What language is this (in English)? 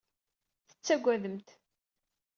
Kabyle